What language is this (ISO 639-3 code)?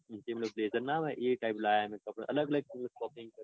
guj